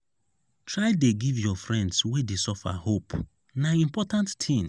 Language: Nigerian Pidgin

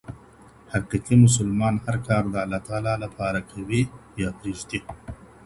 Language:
Pashto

